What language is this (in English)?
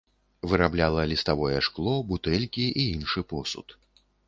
Belarusian